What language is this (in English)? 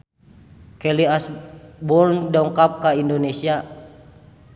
Sundanese